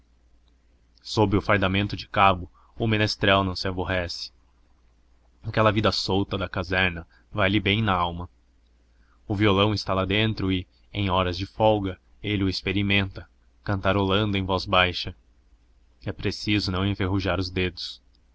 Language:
Portuguese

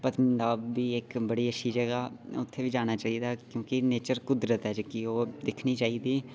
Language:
Dogri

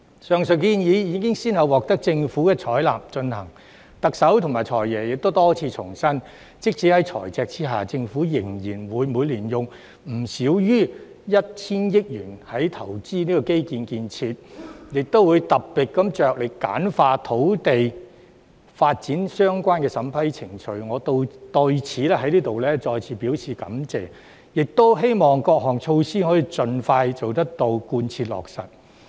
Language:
Cantonese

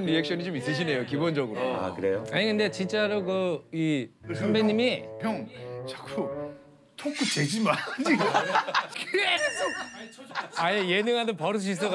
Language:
Korean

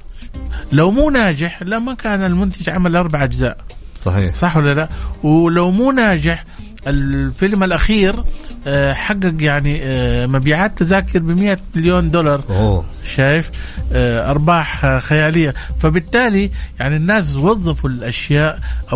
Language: Arabic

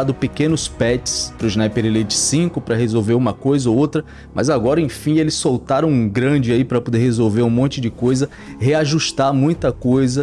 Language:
Portuguese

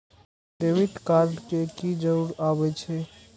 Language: Maithili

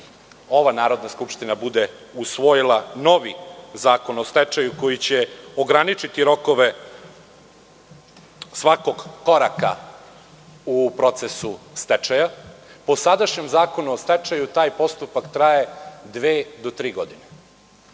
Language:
Serbian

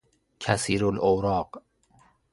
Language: Persian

